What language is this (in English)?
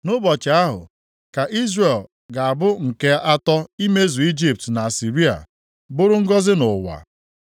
Igbo